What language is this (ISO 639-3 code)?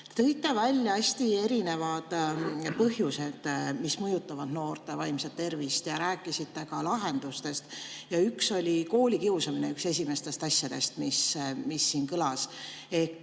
est